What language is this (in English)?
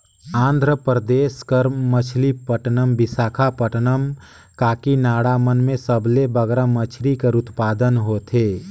Chhattisgarhi